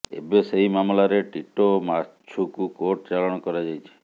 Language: Odia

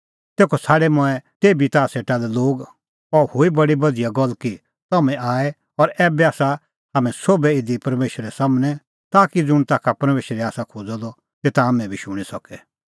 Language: Kullu Pahari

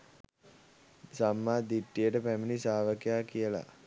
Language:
Sinhala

